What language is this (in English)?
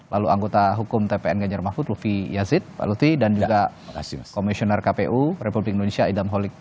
Indonesian